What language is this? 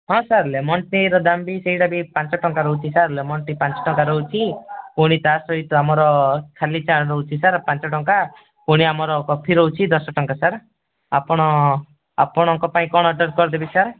Odia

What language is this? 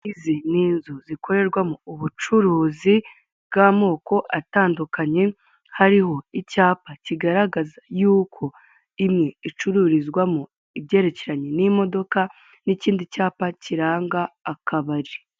Kinyarwanda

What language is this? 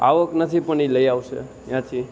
Gujarati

